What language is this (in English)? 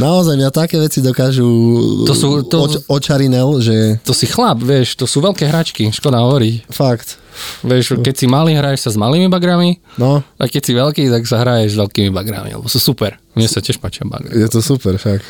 Slovak